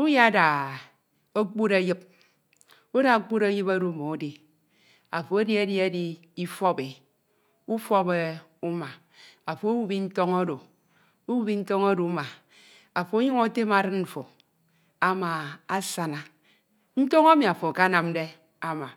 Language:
Ito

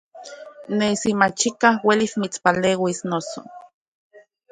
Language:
Central Puebla Nahuatl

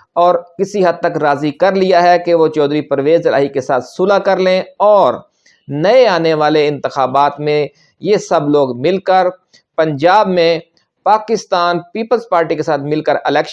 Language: Urdu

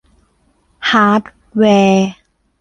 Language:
Thai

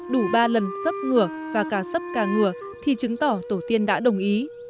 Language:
Vietnamese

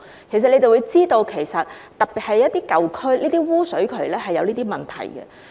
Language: Cantonese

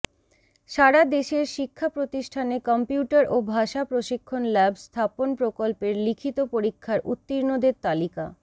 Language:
Bangla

